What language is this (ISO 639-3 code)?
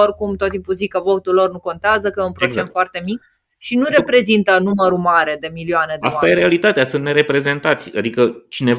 ron